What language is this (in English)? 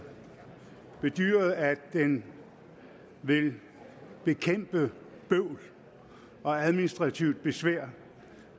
Danish